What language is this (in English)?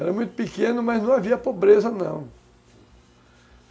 Portuguese